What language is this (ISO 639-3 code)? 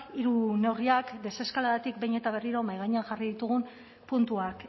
eus